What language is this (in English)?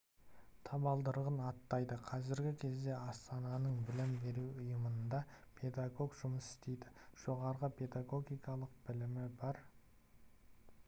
Kazakh